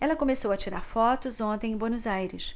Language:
Portuguese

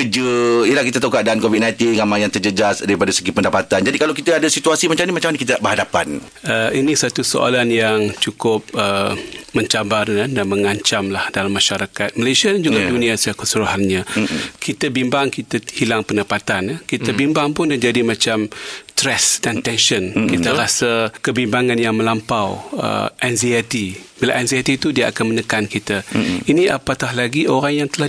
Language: Malay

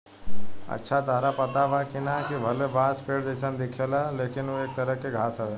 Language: Bhojpuri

